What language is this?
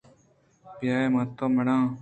Eastern Balochi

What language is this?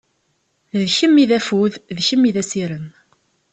Kabyle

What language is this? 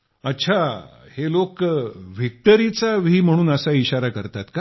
Marathi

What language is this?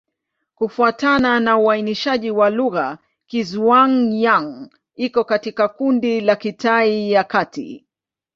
Swahili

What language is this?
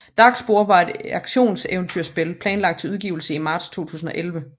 Danish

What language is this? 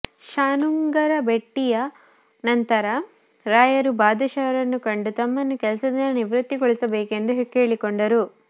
Kannada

